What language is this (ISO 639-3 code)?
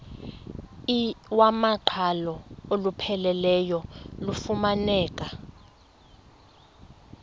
xho